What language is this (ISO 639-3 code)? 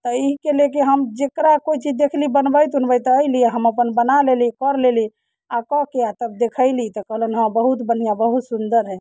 mai